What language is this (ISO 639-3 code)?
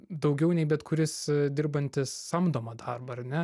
lit